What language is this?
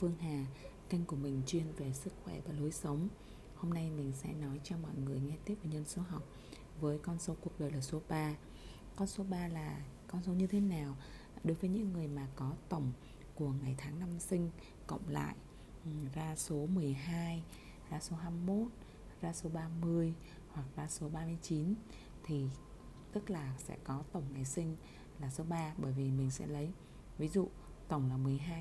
Vietnamese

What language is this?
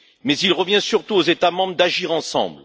French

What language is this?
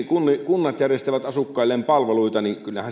Finnish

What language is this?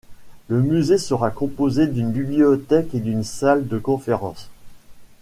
French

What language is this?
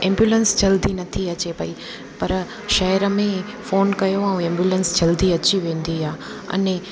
Sindhi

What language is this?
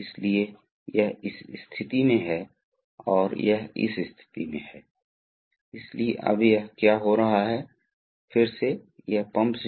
Hindi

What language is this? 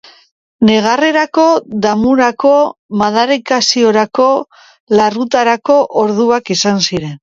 Basque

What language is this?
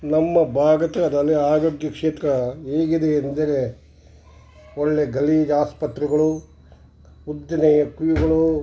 Kannada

